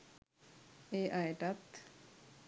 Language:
Sinhala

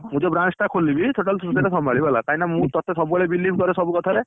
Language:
Odia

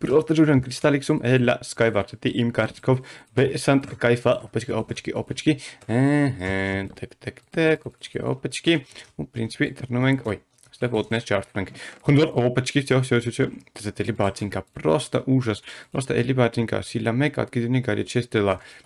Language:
Romanian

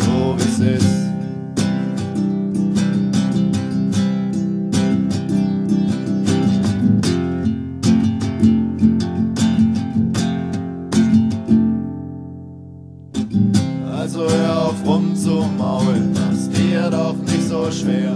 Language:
German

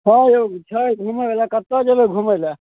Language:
Maithili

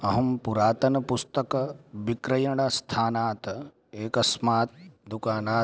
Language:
Sanskrit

